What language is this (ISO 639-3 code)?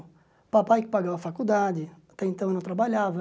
por